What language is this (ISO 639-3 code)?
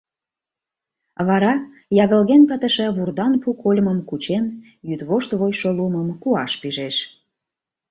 chm